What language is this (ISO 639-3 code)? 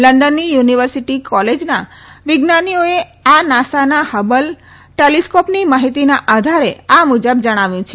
guj